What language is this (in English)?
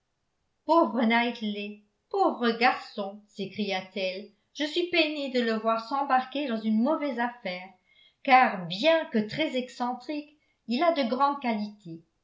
French